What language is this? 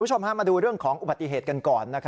Thai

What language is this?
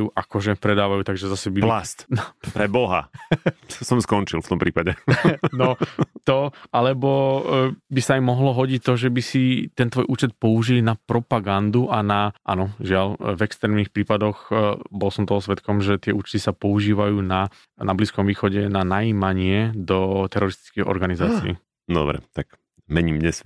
Slovak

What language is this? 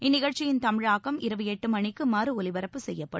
Tamil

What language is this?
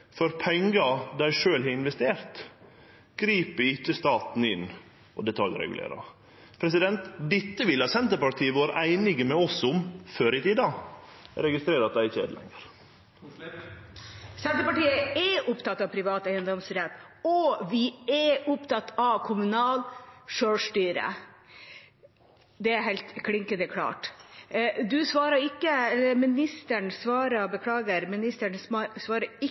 Norwegian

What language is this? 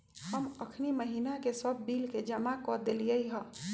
Magahi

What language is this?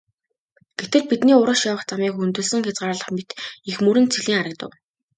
Mongolian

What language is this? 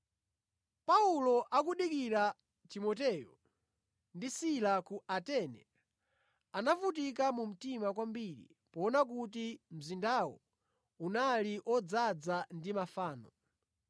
Nyanja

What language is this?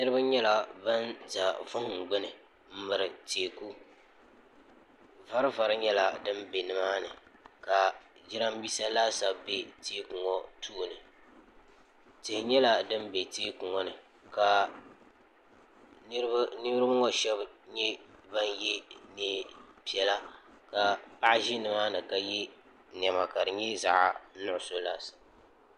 Dagbani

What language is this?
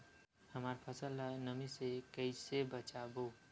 Chhattisgarhi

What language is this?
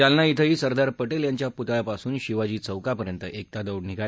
Marathi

